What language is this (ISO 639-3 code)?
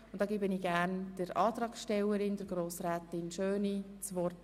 gsw